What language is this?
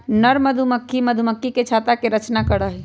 Magahi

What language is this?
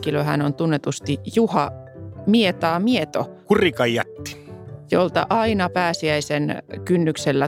Finnish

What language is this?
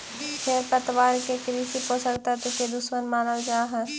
Magahi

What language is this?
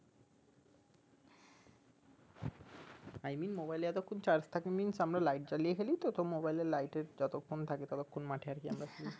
Bangla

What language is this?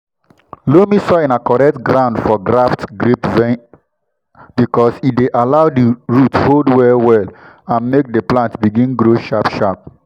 Nigerian Pidgin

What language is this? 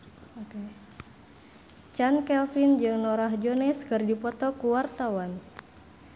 Sundanese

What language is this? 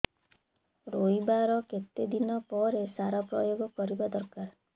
Odia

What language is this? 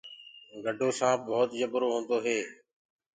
Gurgula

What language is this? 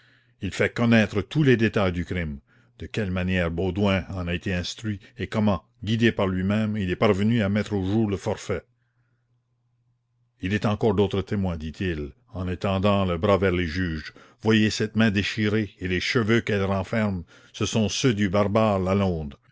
French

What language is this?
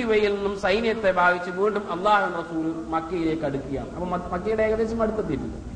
Malayalam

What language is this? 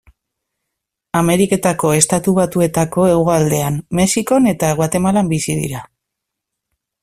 Basque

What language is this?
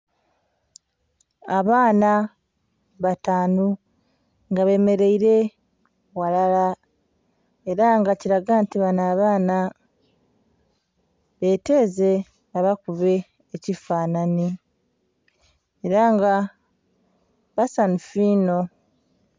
Soga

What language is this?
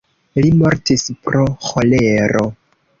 Esperanto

